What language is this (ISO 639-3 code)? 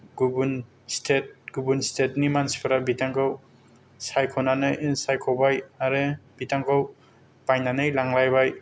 brx